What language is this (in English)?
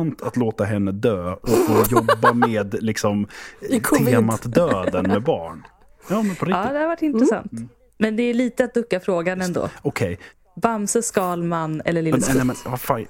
Swedish